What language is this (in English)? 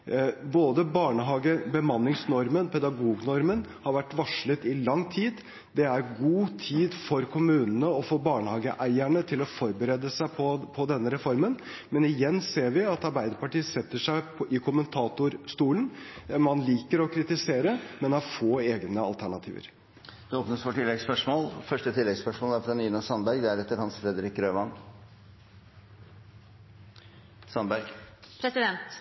Norwegian